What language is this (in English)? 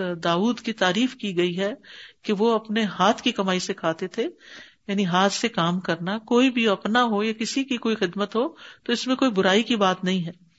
Urdu